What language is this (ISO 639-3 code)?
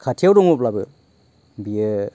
brx